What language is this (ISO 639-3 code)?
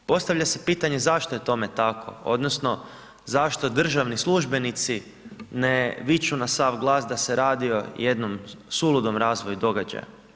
hrv